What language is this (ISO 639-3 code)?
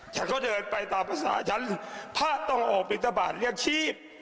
tha